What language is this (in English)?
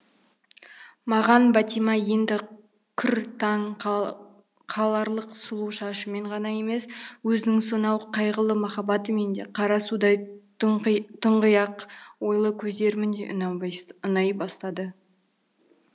Kazakh